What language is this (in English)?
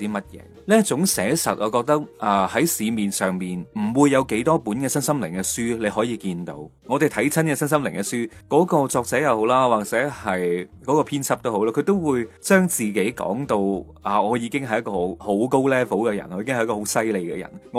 Chinese